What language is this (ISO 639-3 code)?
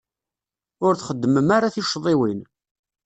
kab